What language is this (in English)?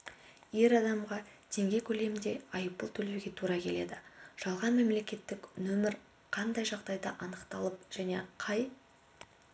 Kazakh